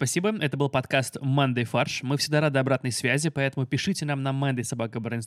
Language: Russian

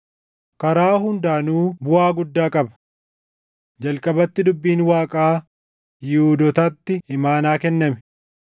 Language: Oromo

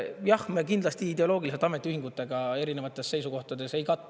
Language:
Estonian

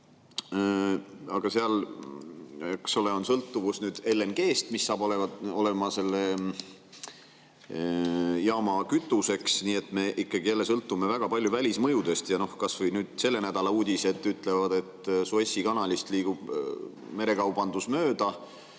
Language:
Estonian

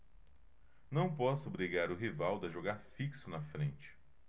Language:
Portuguese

